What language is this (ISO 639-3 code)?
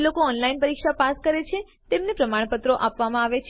guj